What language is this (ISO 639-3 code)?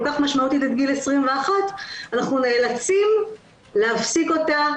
heb